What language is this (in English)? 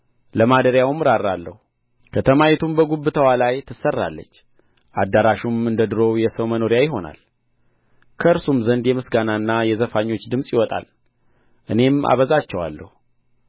Amharic